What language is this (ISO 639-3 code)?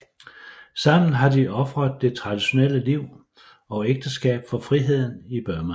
dan